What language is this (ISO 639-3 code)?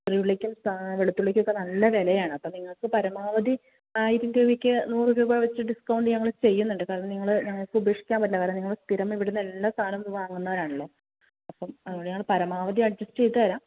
mal